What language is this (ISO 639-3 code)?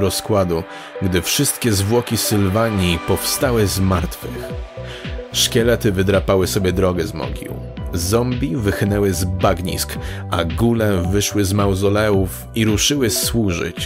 pol